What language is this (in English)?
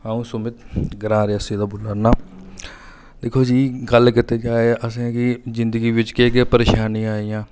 Dogri